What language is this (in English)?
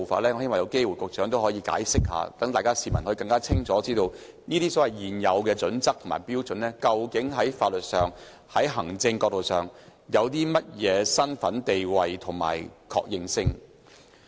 Cantonese